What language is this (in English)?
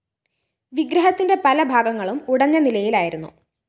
Malayalam